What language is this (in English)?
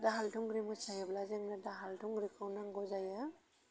Bodo